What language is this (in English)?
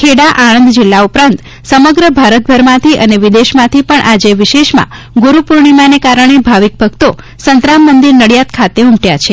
Gujarati